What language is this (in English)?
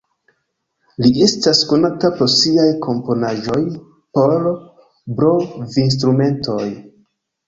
Esperanto